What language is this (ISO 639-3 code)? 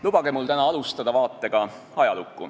est